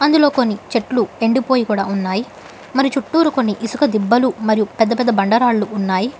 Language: Telugu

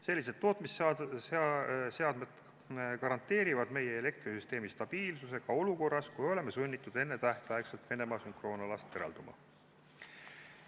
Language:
Estonian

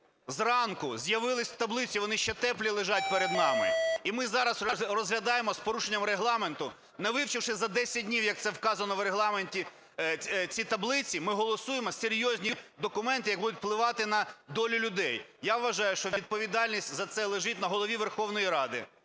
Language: Ukrainian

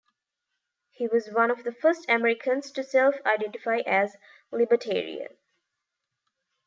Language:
English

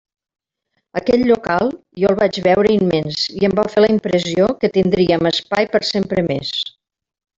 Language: Catalan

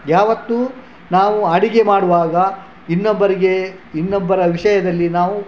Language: Kannada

